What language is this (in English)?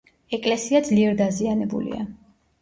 Georgian